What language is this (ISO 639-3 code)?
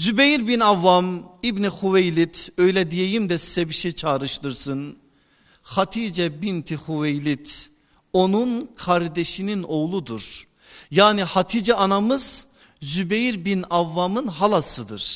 tur